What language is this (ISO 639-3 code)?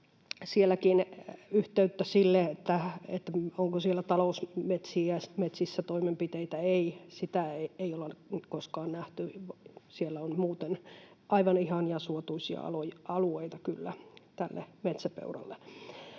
fin